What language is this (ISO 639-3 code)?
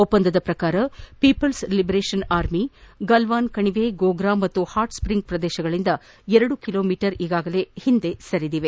kan